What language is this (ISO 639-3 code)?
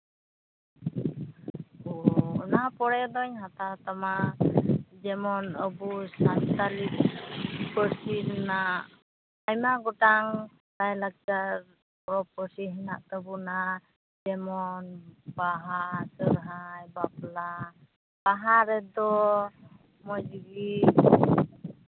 sat